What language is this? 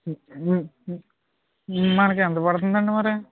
Telugu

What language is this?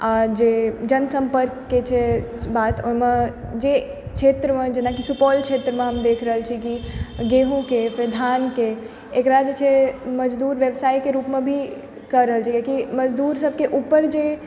Maithili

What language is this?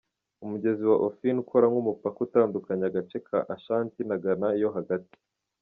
Kinyarwanda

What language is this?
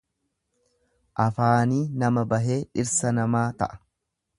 Oromo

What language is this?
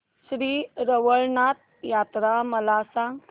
Marathi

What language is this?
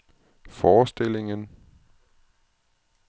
Danish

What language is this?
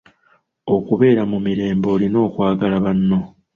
Ganda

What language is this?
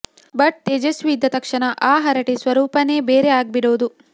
Kannada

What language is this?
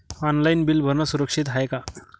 Marathi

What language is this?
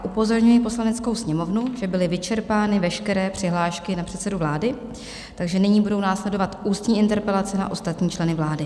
Czech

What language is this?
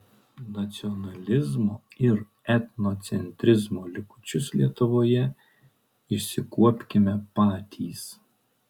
Lithuanian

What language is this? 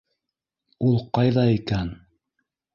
Bashkir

